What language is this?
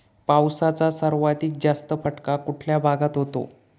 Marathi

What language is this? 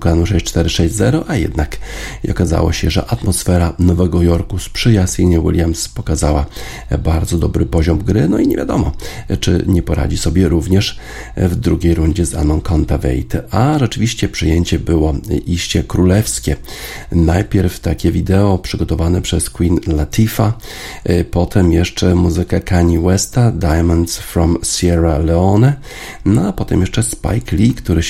Polish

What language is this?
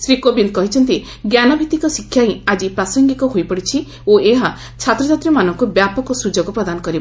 Odia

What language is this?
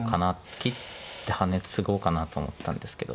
Japanese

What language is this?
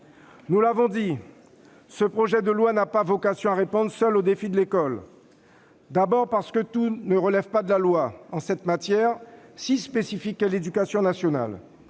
French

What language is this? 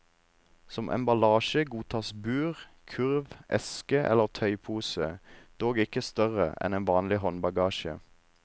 Norwegian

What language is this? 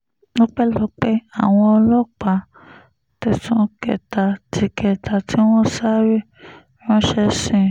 Yoruba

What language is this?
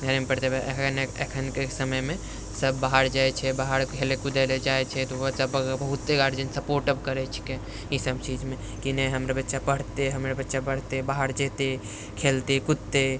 Maithili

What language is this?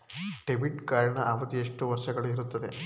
Kannada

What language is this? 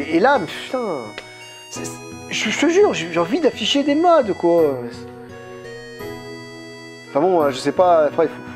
French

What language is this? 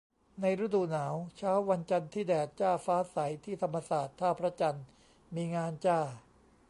Thai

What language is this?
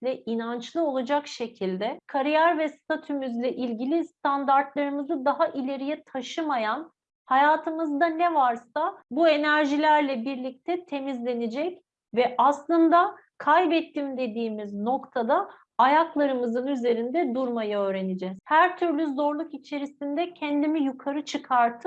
Turkish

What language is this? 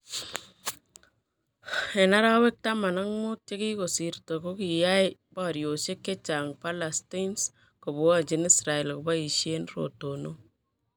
Kalenjin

